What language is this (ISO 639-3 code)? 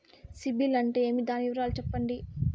tel